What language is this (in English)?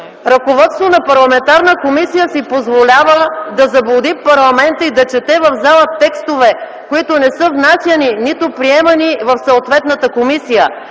Bulgarian